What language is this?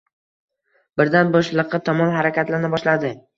Uzbek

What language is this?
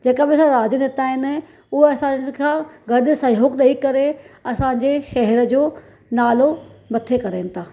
Sindhi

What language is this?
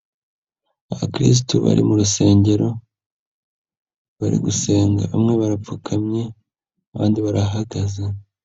Kinyarwanda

